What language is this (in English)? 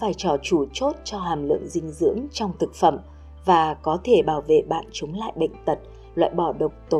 Vietnamese